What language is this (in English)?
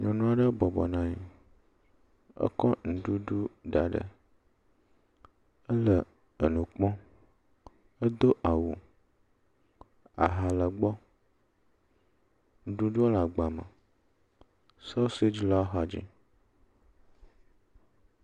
Ewe